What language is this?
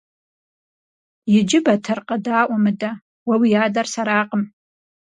Kabardian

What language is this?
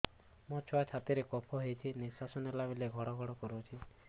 Odia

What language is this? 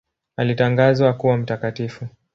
Swahili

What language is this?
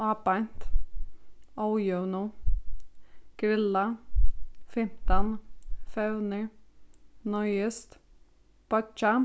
Faroese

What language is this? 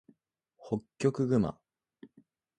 Japanese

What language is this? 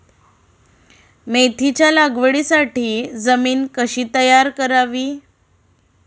Marathi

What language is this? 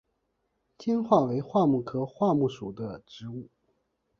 Chinese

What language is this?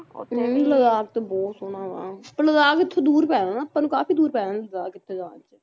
Punjabi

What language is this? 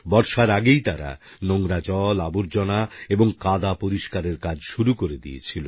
Bangla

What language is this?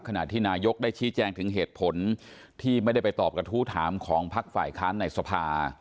Thai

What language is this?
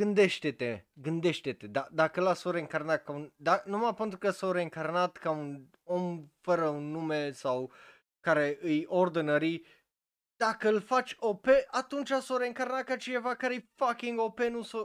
Romanian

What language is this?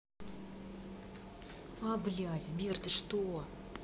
Russian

